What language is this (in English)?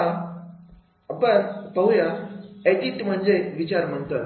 Marathi